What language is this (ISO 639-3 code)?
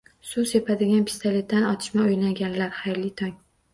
uzb